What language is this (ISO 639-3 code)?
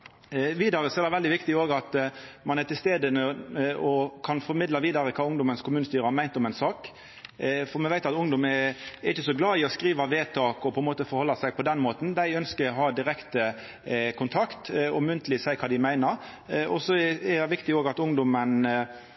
nno